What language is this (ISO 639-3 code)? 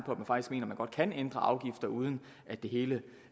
dan